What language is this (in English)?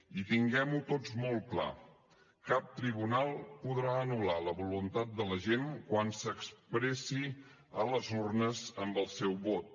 Catalan